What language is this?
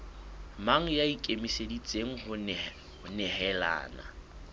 Southern Sotho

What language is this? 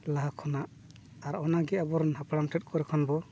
Santali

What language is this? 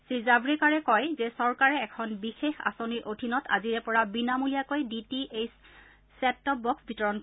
Assamese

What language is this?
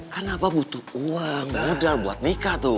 Indonesian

